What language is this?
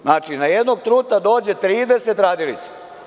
Serbian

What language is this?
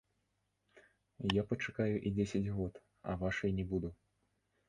Belarusian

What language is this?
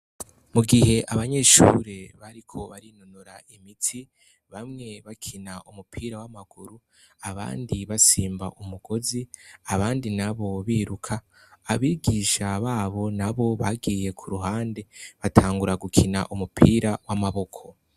Rundi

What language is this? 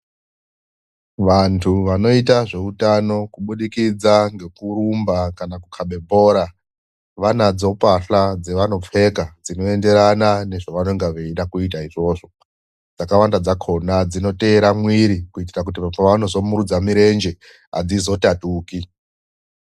Ndau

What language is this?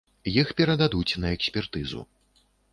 Belarusian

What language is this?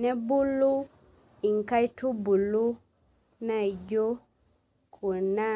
Masai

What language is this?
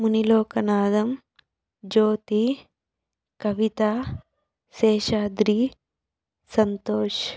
Telugu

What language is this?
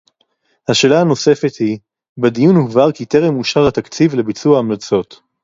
Hebrew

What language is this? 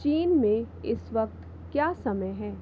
Hindi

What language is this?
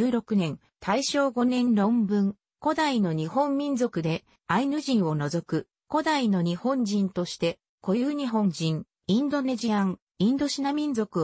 Japanese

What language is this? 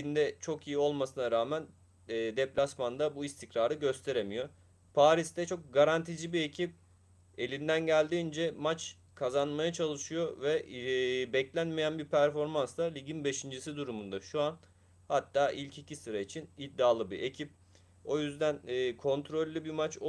Turkish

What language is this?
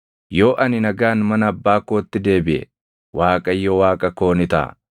Oromo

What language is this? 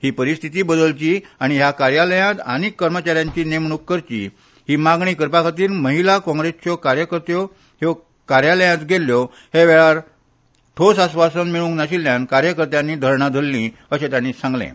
Konkani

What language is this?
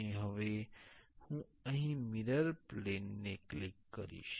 Gujarati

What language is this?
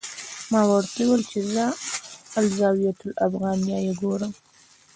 Pashto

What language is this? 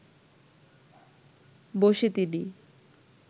Bangla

